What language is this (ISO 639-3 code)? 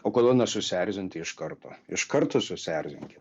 lit